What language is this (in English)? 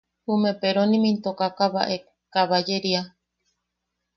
Yaqui